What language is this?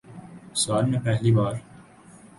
Urdu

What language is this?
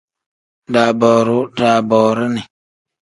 Tem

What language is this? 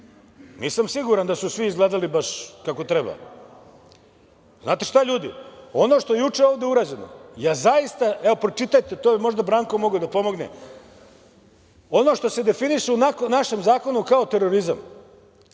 Serbian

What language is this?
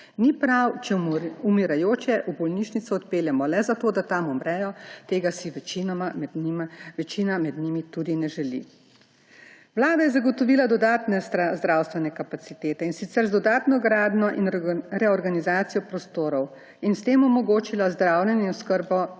Slovenian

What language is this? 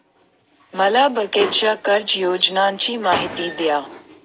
Marathi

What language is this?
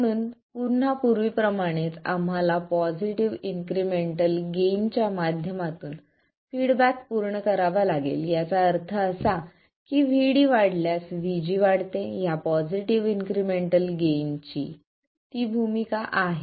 Marathi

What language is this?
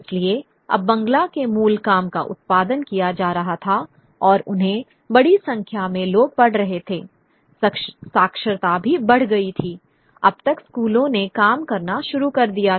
Hindi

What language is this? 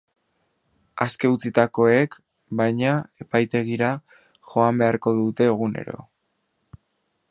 Basque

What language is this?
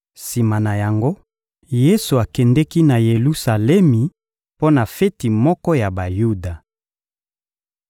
Lingala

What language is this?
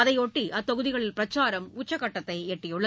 Tamil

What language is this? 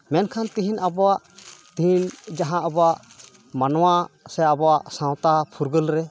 Santali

